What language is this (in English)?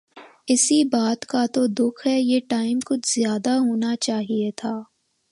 Urdu